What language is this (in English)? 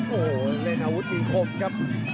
Thai